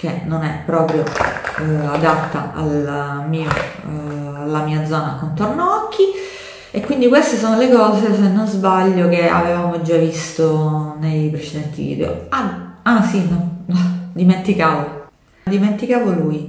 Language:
Italian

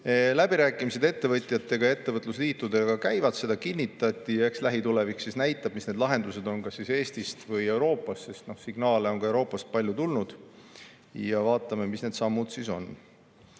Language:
Estonian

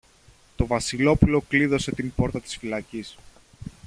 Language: Greek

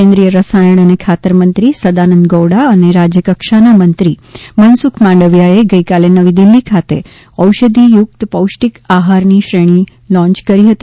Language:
Gujarati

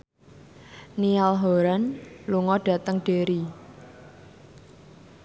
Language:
Javanese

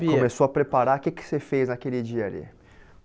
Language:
Portuguese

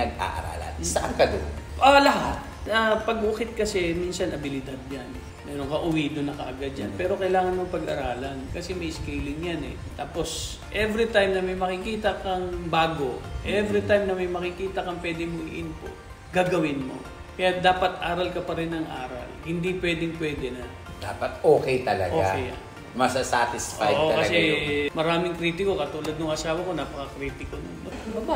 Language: Filipino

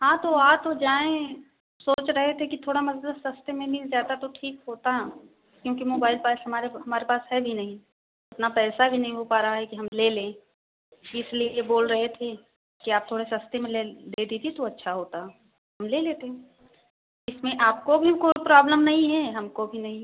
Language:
Hindi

